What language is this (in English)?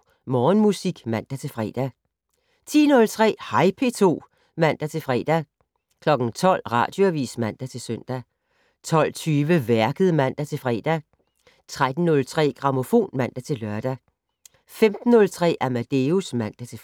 Danish